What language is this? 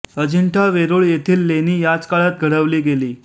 Marathi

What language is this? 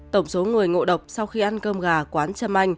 Vietnamese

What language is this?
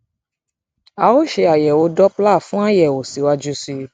Yoruba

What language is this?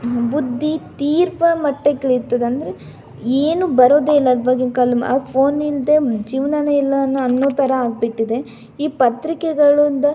Kannada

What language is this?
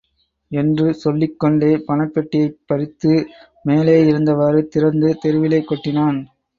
Tamil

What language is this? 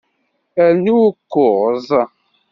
Kabyle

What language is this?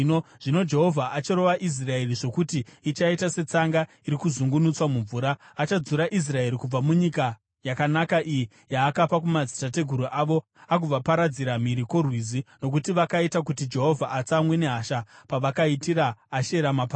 Shona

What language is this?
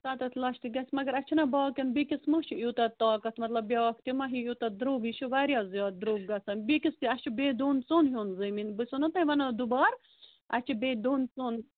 Kashmiri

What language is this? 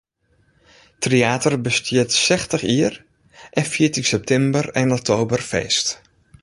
Western Frisian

